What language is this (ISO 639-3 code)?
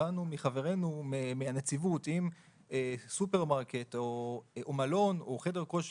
heb